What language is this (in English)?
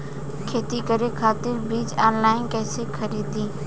Bhojpuri